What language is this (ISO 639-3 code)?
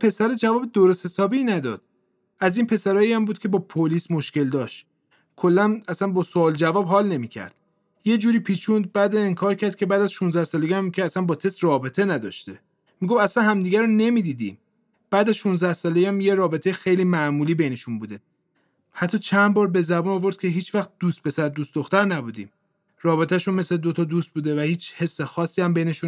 fas